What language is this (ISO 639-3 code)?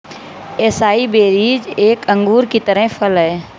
hin